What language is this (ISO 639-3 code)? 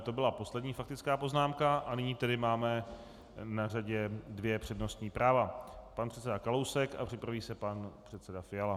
ces